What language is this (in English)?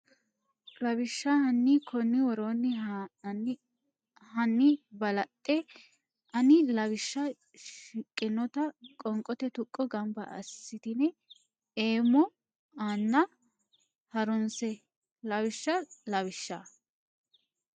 Sidamo